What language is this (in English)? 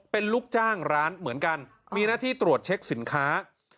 Thai